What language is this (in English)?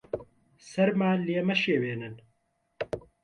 Central Kurdish